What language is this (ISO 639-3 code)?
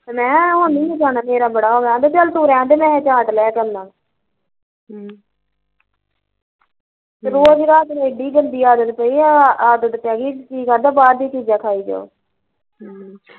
pan